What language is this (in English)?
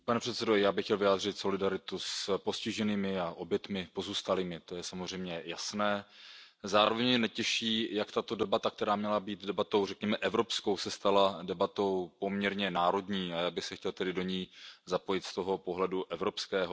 Czech